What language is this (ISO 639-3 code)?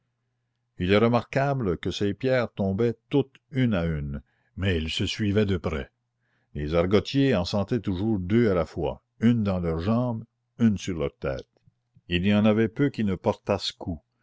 fra